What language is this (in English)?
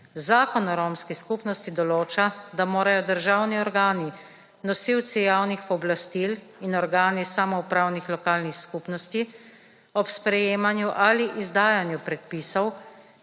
Slovenian